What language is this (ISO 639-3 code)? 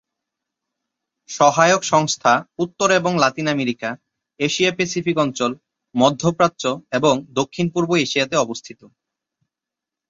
ben